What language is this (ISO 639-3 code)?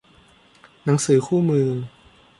tha